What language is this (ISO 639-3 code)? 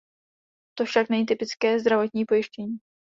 ces